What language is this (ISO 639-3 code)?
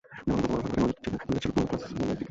ben